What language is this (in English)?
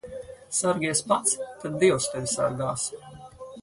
Latvian